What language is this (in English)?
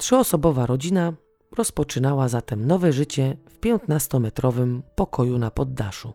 Polish